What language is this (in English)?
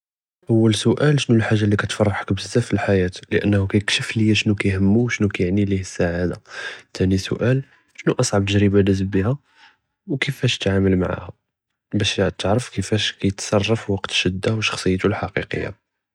Judeo-Arabic